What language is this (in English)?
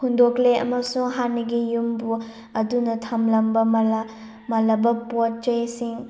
Manipuri